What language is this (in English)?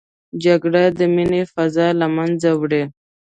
Pashto